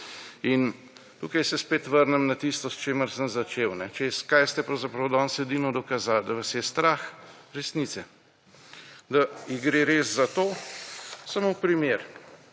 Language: Slovenian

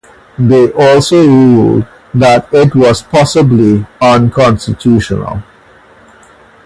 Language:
English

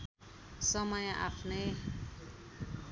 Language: Nepali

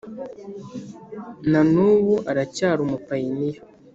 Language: Kinyarwanda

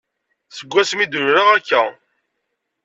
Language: Kabyle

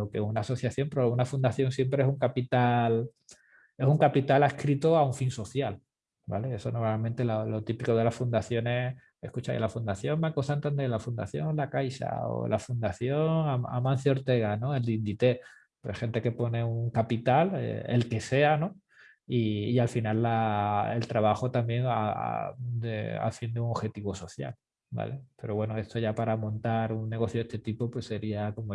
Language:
Spanish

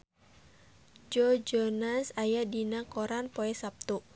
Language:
Sundanese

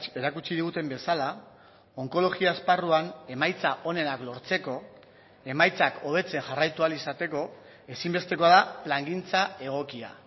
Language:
Basque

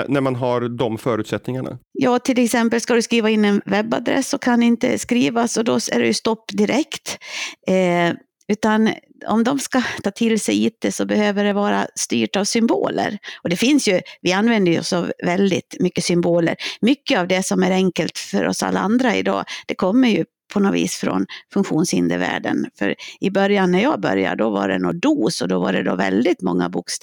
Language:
Swedish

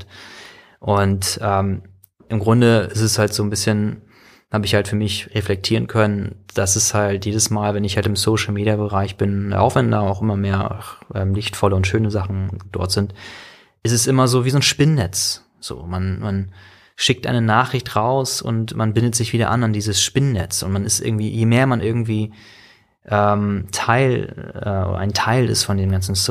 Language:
German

